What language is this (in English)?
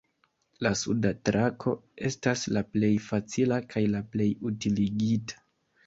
Esperanto